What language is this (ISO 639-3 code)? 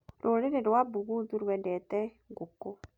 kik